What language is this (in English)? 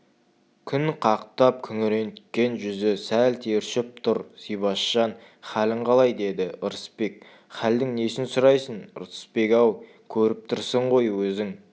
Kazakh